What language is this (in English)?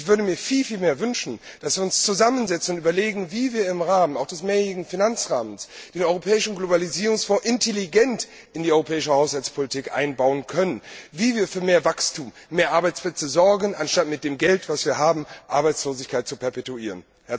German